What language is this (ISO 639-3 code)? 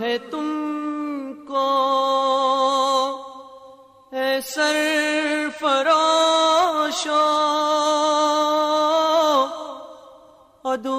urd